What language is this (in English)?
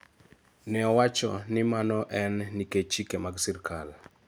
Luo (Kenya and Tanzania)